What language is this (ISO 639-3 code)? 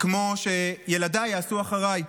heb